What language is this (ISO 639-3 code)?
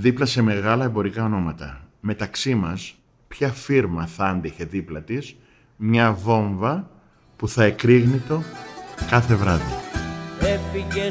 ell